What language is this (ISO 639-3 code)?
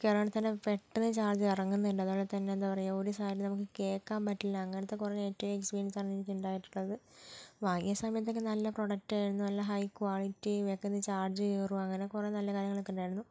mal